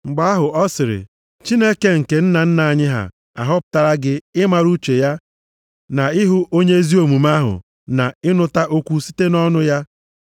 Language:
Igbo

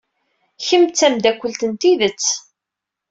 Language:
Kabyle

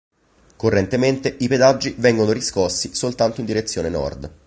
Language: Italian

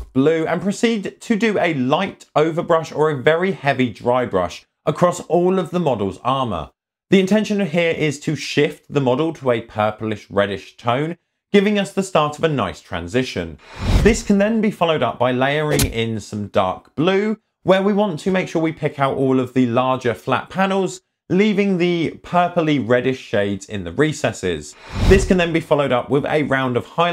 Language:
English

